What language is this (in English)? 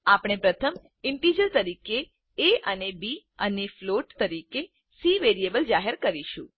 Gujarati